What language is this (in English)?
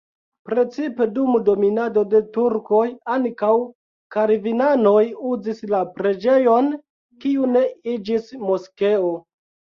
Esperanto